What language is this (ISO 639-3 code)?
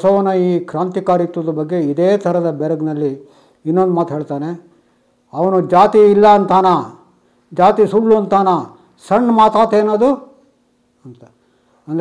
kan